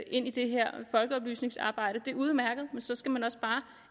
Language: Danish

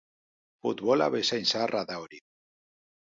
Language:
Basque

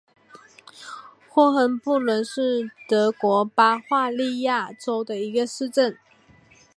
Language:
Chinese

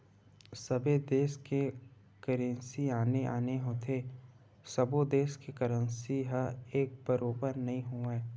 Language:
Chhattisgarhi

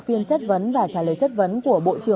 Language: Vietnamese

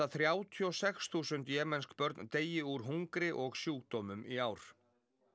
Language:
Icelandic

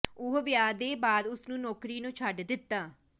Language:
Punjabi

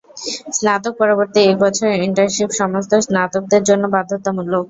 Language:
Bangla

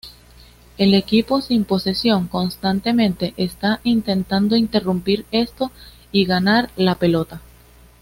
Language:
Spanish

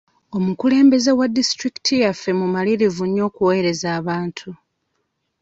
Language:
Ganda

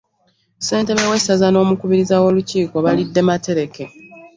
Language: Ganda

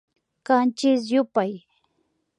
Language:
Imbabura Highland Quichua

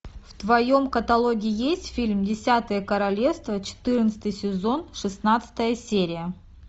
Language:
Russian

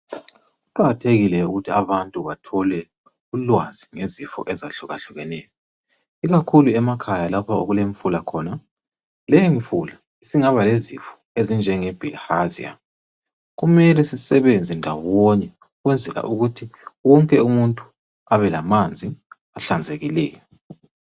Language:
North Ndebele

